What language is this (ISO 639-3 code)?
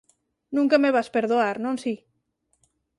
glg